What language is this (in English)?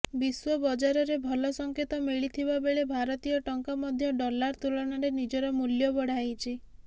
Odia